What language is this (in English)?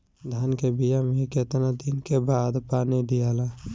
Bhojpuri